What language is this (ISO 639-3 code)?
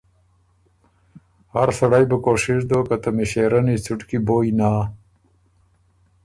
oru